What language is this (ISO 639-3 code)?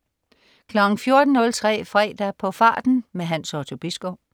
dan